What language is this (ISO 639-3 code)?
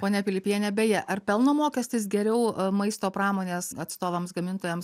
lit